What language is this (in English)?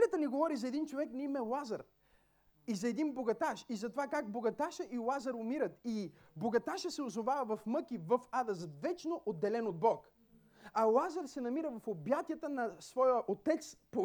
Bulgarian